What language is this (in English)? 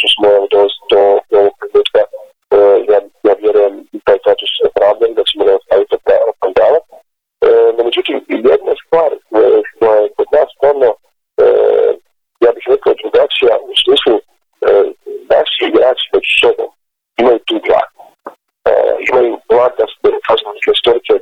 Croatian